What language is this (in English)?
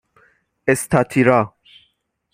Persian